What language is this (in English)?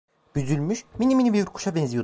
Turkish